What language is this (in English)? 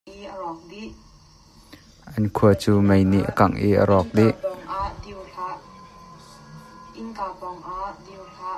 Hakha Chin